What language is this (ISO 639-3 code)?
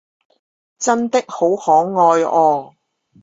zho